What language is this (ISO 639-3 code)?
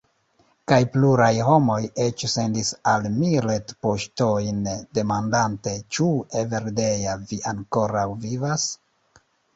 epo